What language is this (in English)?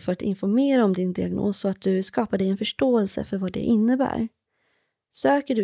Swedish